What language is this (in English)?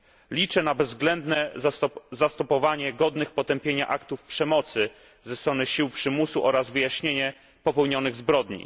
Polish